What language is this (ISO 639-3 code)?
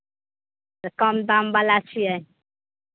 mai